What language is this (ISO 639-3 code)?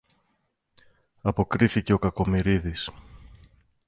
ell